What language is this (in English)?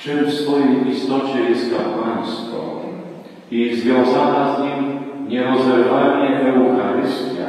Polish